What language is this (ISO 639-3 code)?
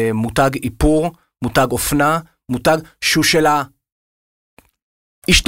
heb